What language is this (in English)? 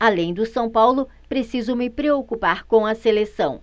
Portuguese